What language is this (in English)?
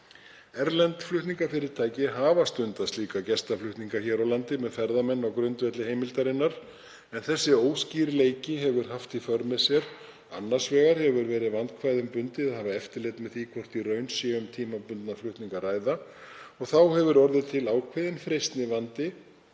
Icelandic